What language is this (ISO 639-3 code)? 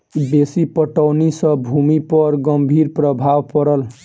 mai